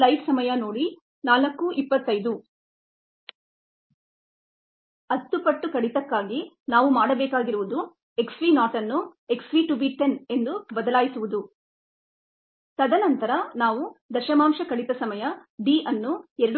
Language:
Kannada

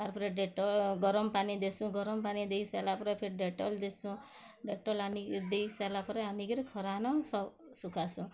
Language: Odia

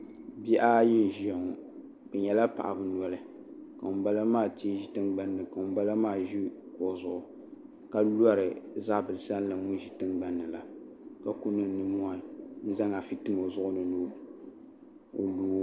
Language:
Dagbani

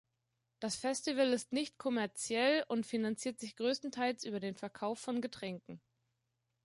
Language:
German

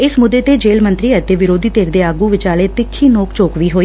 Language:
Punjabi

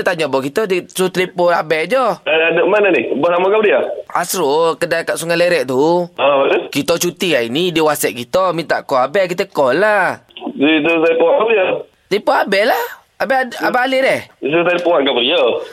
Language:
Malay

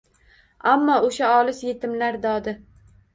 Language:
Uzbek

